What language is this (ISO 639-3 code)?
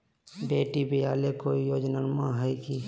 mag